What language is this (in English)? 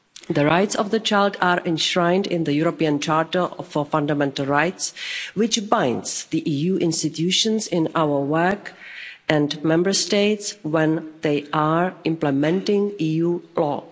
English